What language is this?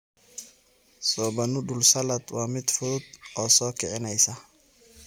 Somali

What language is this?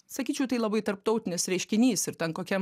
Lithuanian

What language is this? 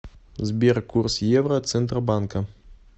Russian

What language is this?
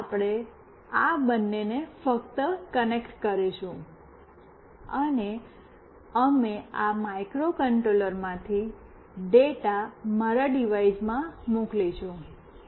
Gujarati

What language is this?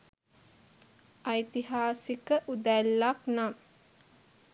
Sinhala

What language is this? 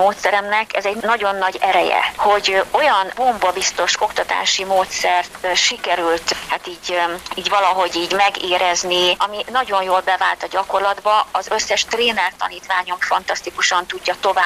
Hungarian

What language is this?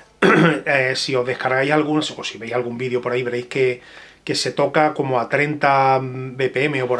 Spanish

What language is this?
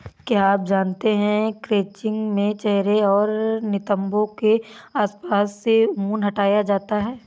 Hindi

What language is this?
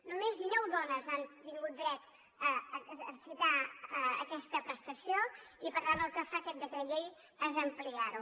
Catalan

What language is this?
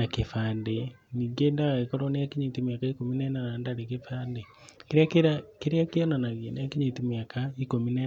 Kikuyu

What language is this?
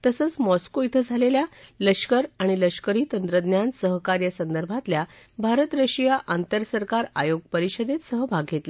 Marathi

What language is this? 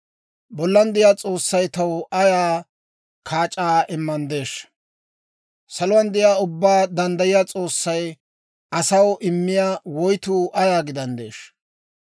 Dawro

